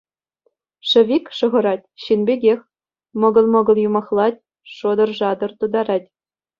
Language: Chuvash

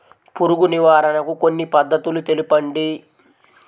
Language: Telugu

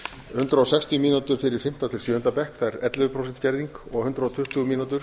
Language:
Icelandic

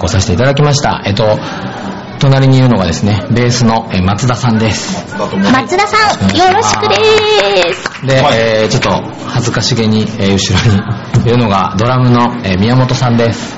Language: Japanese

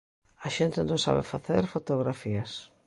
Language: Galician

